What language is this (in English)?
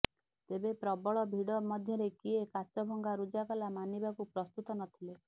Odia